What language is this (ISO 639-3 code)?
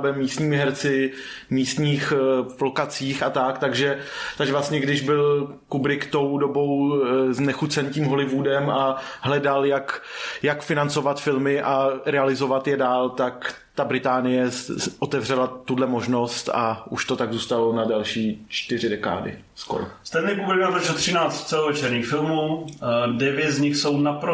ces